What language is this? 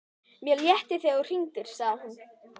Icelandic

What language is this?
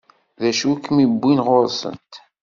Kabyle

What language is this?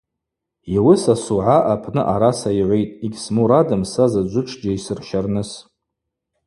Abaza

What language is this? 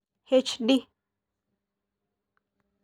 Masai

